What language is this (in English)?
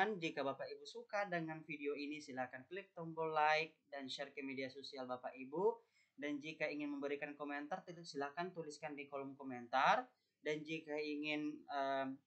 Indonesian